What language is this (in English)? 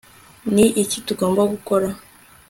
Kinyarwanda